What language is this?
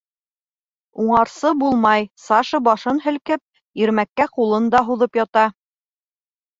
Bashkir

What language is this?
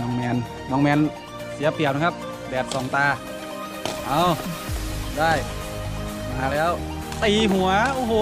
Thai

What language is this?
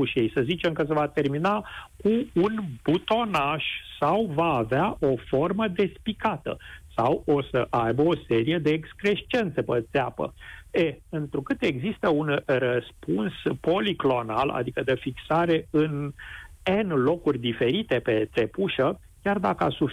Romanian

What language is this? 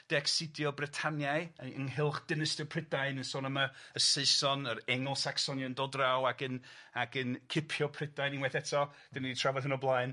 Welsh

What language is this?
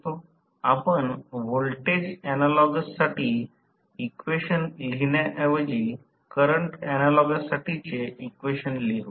Marathi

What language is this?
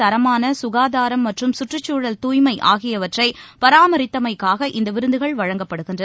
Tamil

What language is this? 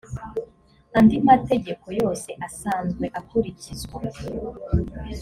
Kinyarwanda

